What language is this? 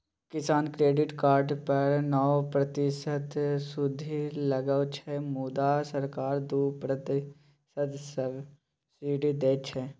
Maithili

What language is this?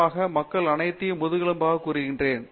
Tamil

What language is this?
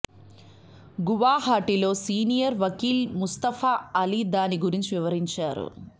Telugu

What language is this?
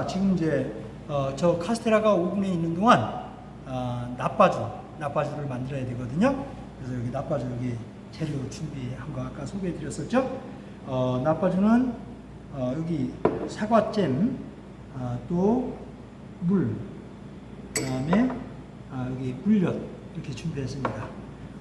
Korean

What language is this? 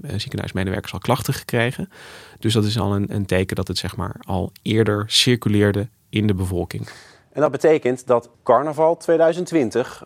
Dutch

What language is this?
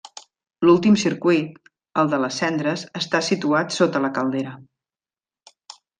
Catalan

